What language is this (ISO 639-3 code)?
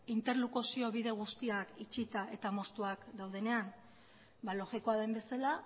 eus